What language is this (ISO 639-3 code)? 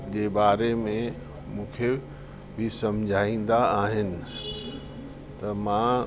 snd